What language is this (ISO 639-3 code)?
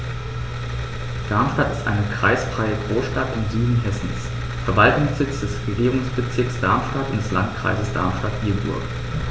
deu